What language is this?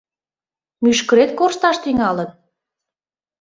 Mari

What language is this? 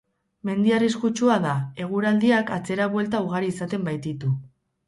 Basque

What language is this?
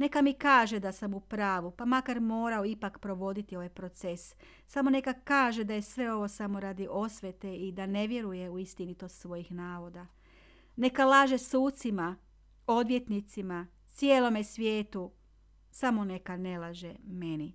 Croatian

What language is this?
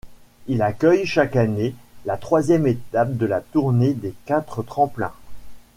French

